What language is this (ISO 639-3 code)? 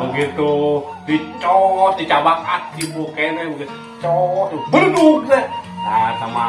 ind